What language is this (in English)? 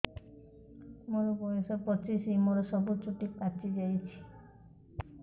Odia